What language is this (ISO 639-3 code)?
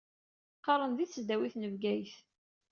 kab